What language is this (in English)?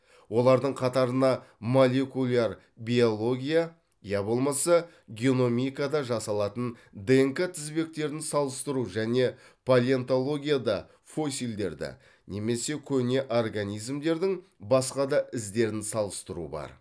Kazakh